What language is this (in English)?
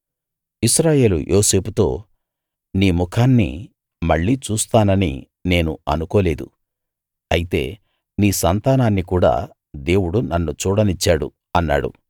Telugu